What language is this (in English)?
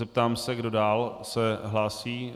Czech